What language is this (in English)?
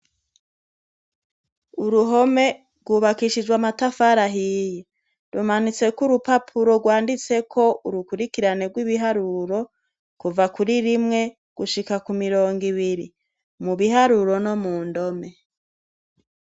Rundi